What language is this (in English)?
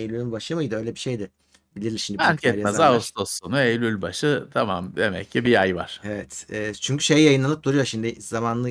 Turkish